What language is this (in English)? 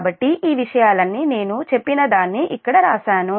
Telugu